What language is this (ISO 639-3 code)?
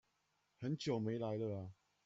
zho